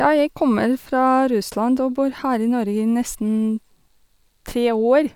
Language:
Norwegian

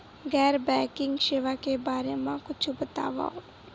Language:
Chhattisgarhi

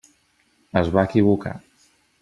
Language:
Catalan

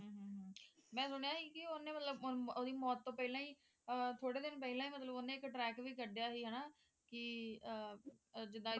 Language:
Punjabi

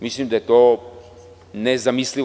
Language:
Serbian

